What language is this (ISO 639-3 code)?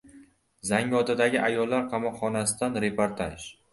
uzb